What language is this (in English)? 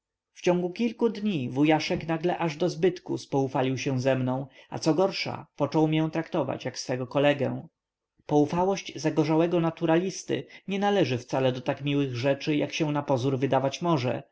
Polish